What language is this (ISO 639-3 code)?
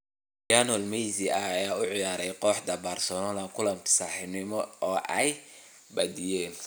som